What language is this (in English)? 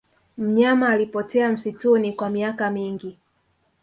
Swahili